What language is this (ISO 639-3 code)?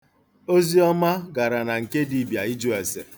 ibo